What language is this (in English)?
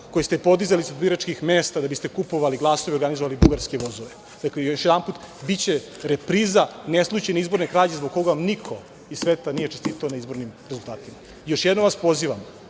Serbian